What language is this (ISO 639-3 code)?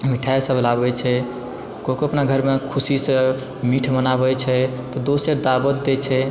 mai